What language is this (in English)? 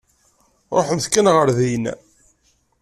Kabyle